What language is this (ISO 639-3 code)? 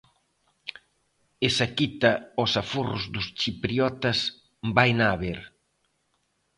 glg